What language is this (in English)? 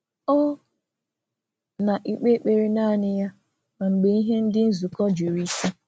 Igbo